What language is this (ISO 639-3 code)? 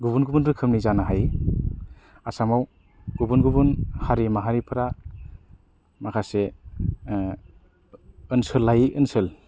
brx